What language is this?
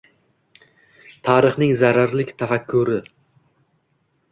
Uzbek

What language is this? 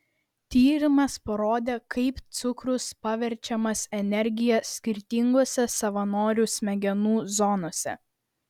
Lithuanian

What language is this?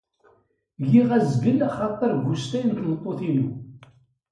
Kabyle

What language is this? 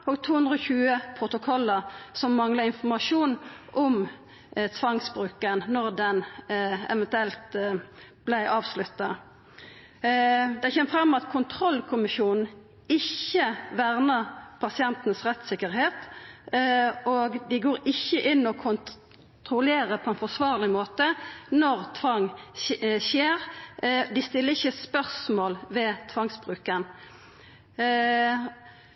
Norwegian Nynorsk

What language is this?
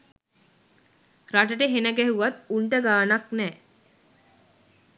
Sinhala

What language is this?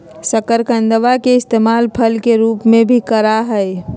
Magahi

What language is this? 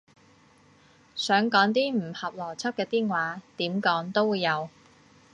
Cantonese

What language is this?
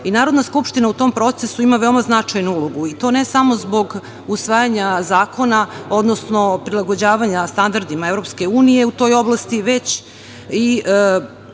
Serbian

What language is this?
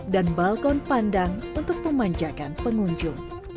Indonesian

